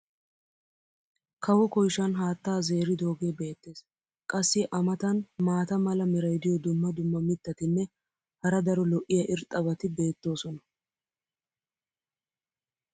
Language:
Wolaytta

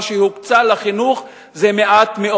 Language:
Hebrew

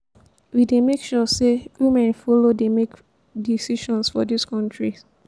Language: Nigerian Pidgin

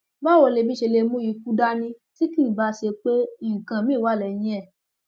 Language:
Yoruba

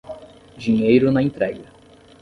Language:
Portuguese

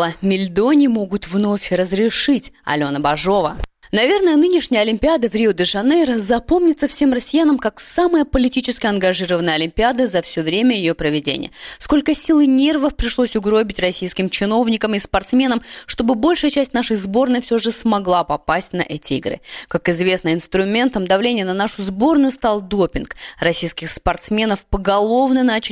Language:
Russian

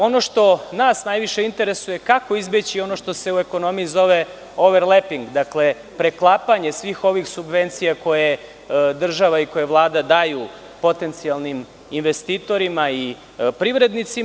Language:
Serbian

